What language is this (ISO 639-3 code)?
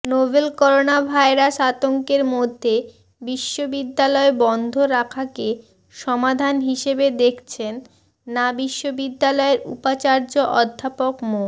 ben